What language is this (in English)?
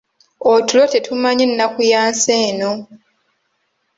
Ganda